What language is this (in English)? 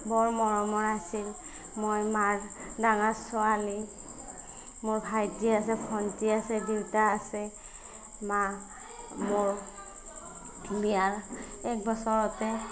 Assamese